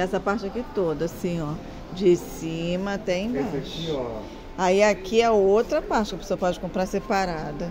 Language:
Portuguese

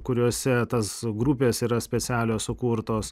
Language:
Lithuanian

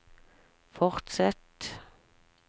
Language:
Norwegian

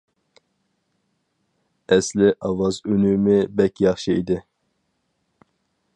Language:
Uyghur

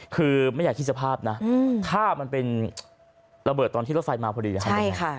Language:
Thai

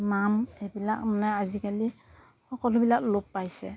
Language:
Assamese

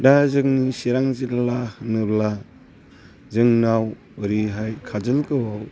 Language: Bodo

